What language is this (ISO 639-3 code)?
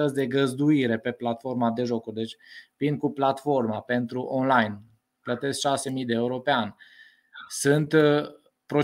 ron